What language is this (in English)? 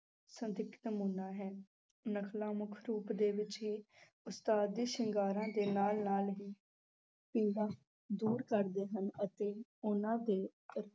Punjabi